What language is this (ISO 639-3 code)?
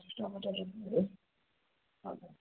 nep